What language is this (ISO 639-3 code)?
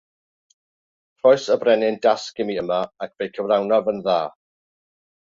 cym